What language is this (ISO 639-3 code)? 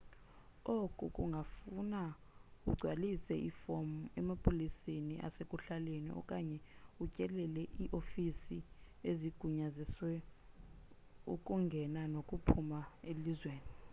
xho